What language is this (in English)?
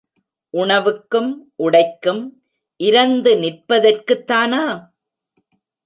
Tamil